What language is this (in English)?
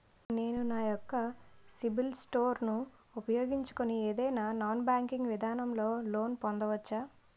Telugu